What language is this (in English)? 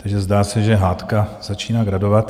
Czech